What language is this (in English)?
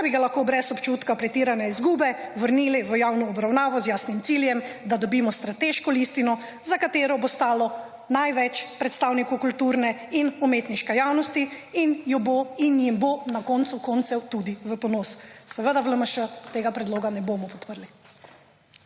Slovenian